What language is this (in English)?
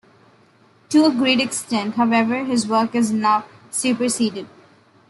English